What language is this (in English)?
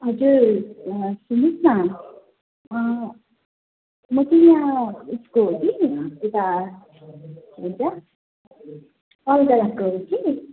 Nepali